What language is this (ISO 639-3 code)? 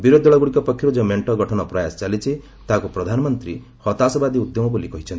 ori